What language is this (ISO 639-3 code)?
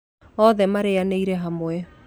kik